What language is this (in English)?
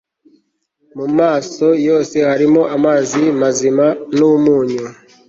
Kinyarwanda